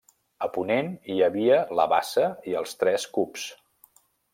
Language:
Catalan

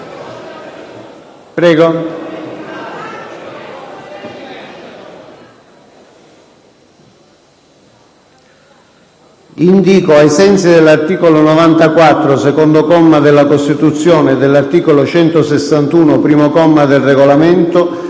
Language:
Italian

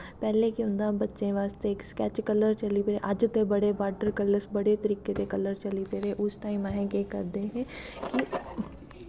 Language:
Dogri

